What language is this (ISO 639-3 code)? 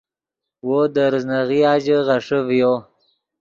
ydg